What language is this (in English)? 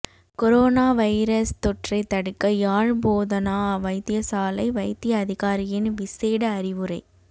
Tamil